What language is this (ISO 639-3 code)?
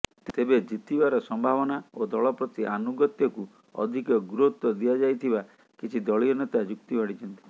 ori